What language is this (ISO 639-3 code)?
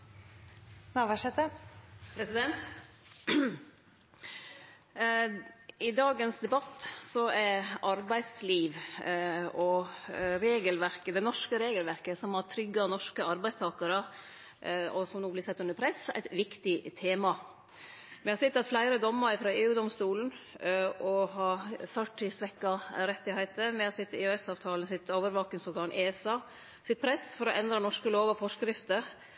nno